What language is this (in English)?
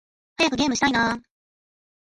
Japanese